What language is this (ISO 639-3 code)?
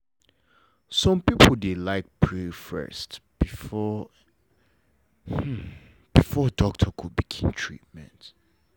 pcm